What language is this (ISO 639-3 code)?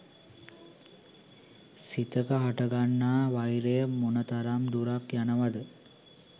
sin